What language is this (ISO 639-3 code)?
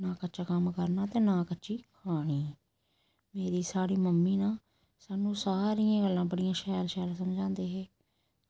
doi